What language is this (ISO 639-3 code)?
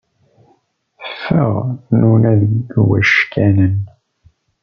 kab